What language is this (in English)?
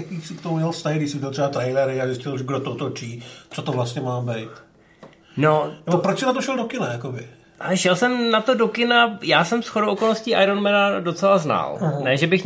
Czech